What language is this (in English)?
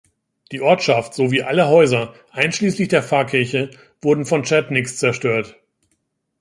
German